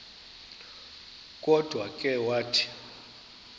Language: Xhosa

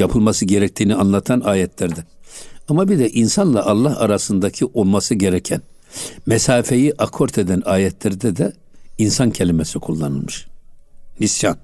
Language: Turkish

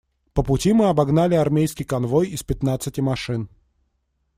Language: Russian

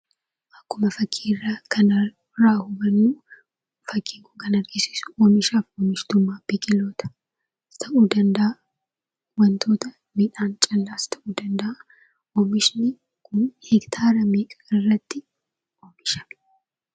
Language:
Oromo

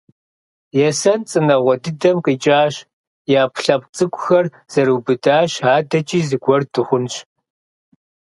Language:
Kabardian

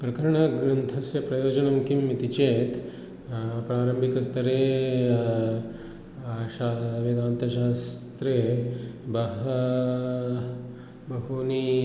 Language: Sanskrit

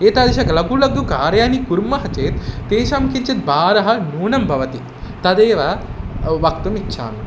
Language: Sanskrit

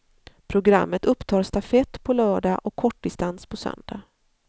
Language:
Swedish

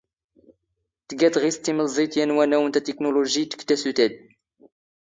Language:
Standard Moroccan Tamazight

